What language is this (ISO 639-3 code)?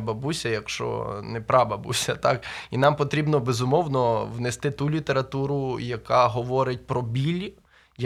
ukr